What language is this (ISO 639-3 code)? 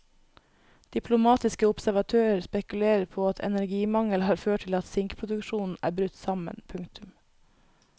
nor